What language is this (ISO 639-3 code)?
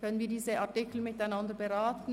gsw